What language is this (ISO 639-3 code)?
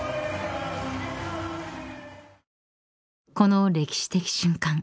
jpn